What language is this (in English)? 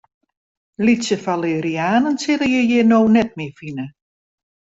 Western Frisian